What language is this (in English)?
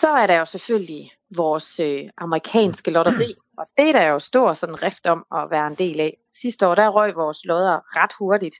Danish